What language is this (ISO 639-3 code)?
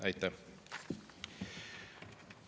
est